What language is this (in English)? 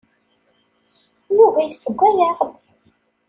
Kabyle